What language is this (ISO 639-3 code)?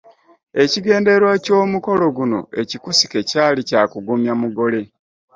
lug